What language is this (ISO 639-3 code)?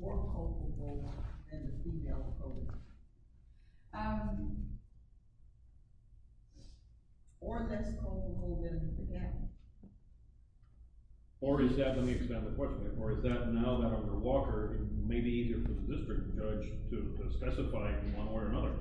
eng